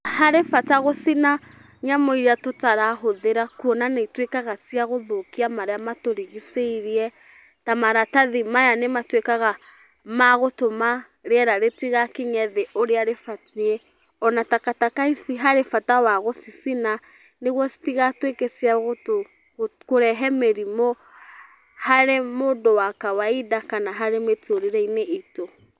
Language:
Kikuyu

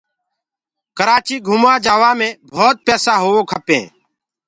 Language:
Gurgula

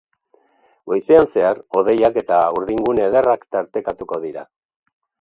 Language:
Basque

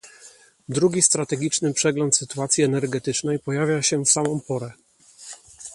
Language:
Polish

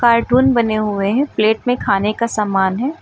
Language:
Hindi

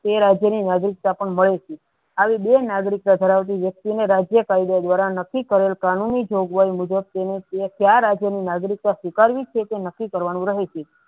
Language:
Gujarati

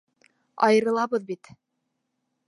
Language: Bashkir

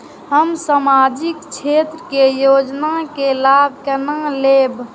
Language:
Maithili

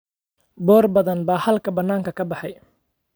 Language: Somali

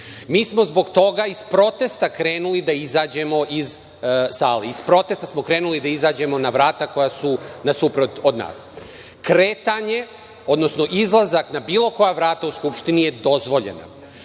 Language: Serbian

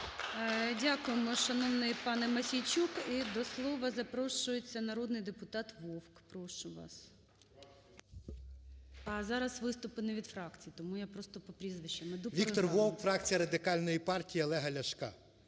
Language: Ukrainian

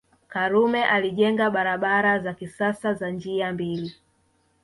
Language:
Swahili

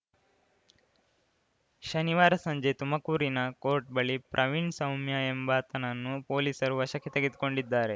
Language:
Kannada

